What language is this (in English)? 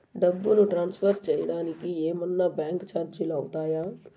Telugu